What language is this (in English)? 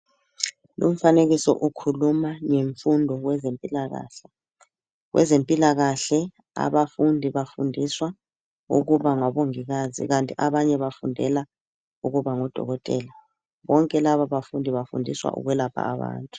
North Ndebele